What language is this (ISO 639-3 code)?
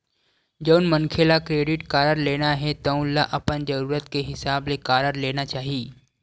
hne